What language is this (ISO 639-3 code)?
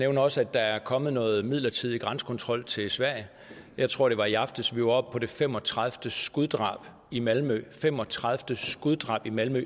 dan